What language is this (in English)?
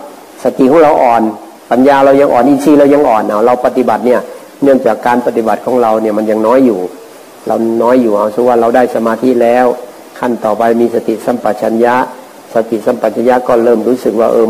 Thai